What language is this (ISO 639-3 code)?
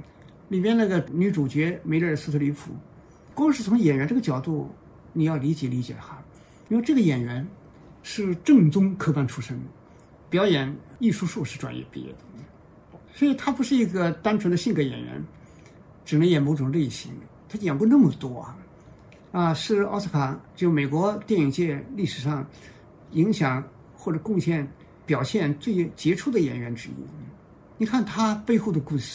zho